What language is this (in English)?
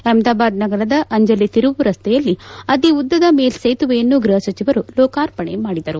Kannada